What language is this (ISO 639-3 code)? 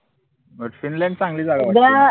mar